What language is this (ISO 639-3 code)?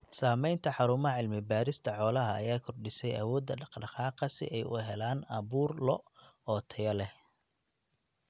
som